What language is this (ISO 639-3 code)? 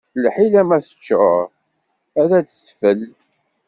kab